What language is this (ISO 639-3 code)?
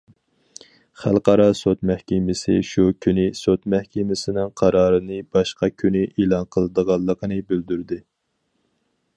uig